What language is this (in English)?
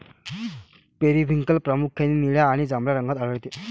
Marathi